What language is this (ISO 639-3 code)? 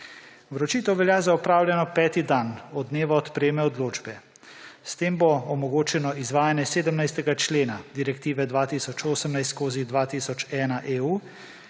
slv